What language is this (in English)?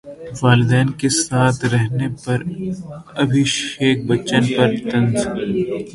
Urdu